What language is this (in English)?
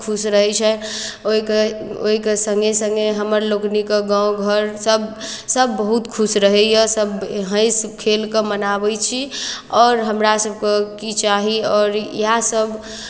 Maithili